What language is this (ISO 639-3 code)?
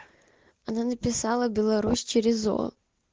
rus